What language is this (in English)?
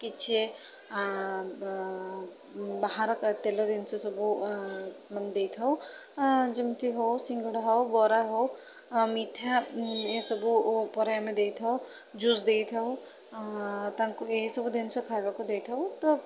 Odia